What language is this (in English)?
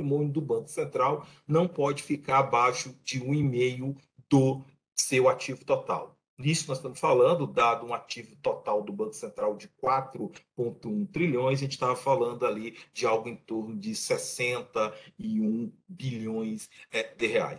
Portuguese